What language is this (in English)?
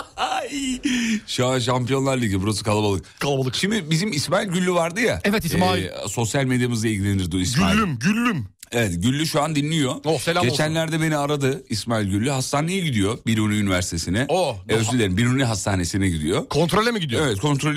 Turkish